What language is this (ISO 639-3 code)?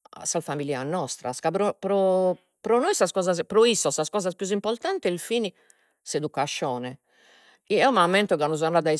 srd